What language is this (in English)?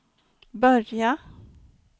Swedish